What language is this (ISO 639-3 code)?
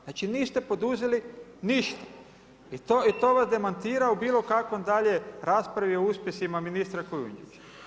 hrv